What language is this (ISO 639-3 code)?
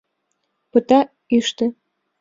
chm